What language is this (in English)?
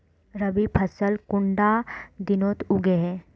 Magahi